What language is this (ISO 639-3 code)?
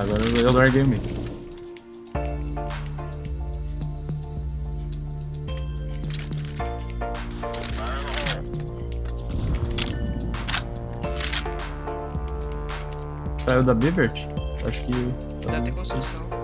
por